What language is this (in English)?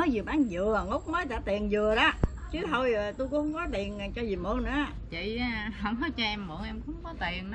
Vietnamese